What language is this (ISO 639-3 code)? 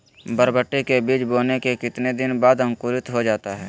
mag